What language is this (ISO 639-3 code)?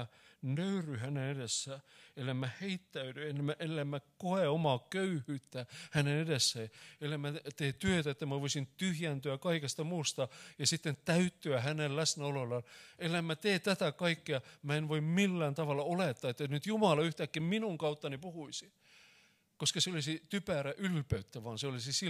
fin